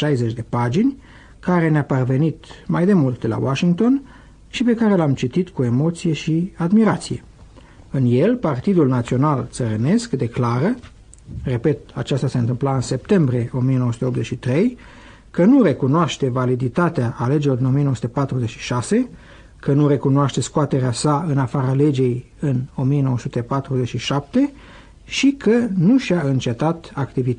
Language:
Romanian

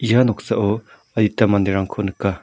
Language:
Garo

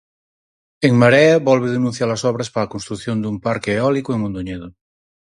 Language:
Galician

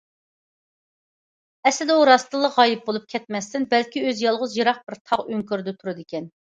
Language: Uyghur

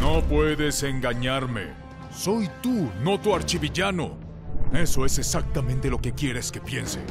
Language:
Spanish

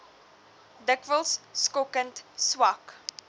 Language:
Afrikaans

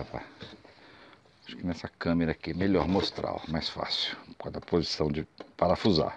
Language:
Portuguese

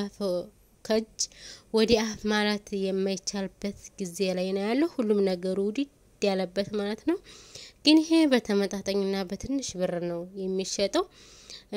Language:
Arabic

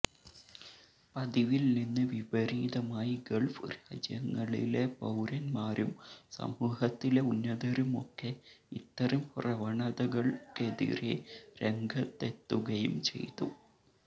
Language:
Malayalam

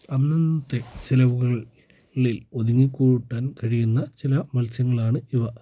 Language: Malayalam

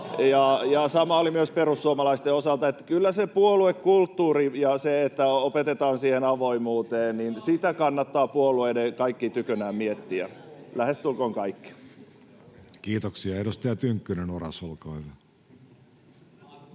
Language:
Finnish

